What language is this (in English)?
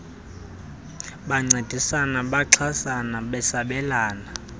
Xhosa